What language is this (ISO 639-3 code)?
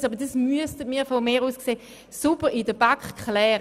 gsw